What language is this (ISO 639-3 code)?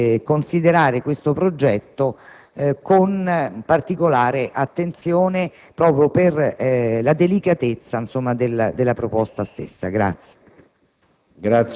ita